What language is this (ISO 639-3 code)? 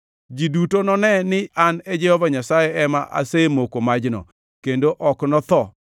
luo